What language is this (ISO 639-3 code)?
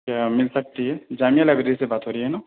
urd